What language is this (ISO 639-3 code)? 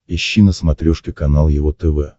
rus